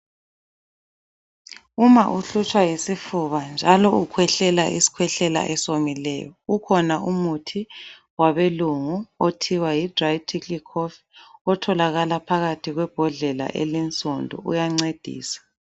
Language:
North Ndebele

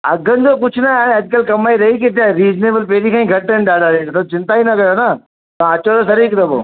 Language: Sindhi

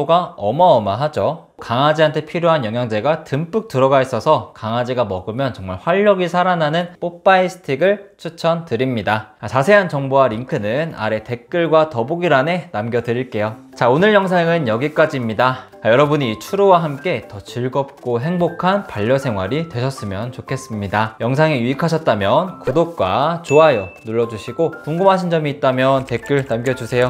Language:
Korean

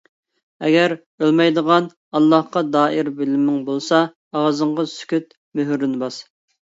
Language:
Uyghur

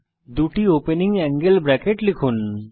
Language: Bangla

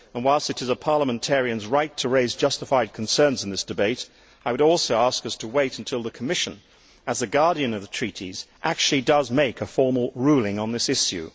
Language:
English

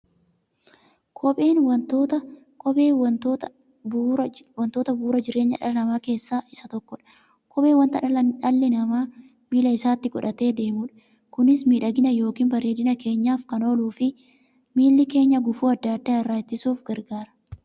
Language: Oromo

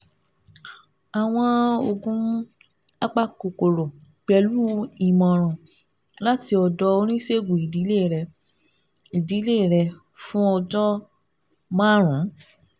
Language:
Yoruba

